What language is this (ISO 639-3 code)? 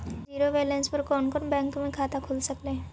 mag